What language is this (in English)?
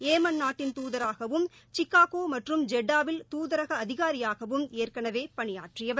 Tamil